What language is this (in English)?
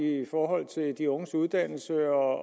Danish